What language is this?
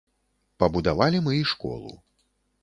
Belarusian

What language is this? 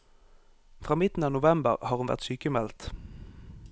Norwegian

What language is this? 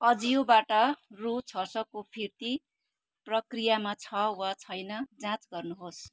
Nepali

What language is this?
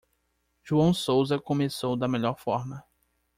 Portuguese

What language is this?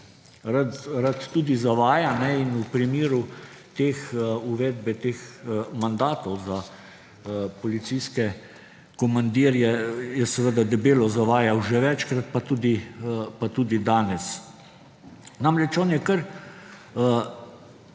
Slovenian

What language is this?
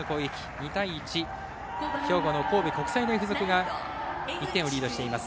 Japanese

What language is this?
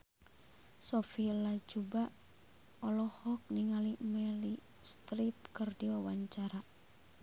Sundanese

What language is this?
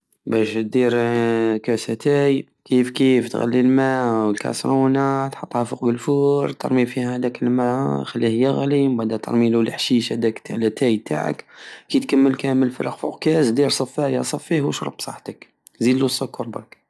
Algerian Saharan Arabic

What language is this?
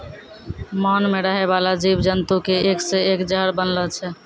Maithili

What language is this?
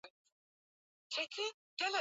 Swahili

